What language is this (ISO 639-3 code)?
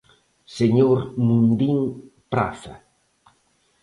glg